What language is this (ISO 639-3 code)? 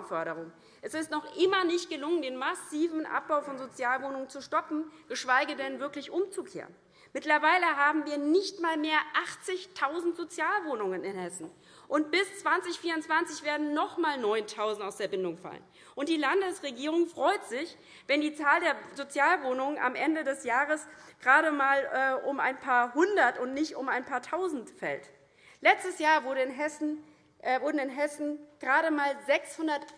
deu